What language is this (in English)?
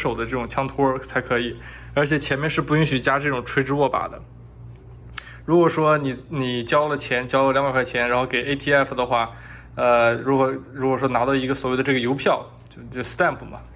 Chinese